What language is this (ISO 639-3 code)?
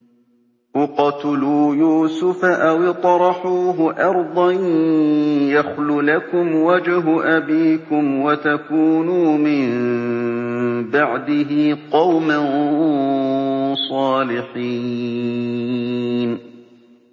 ara